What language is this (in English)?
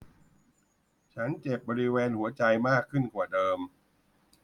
Thai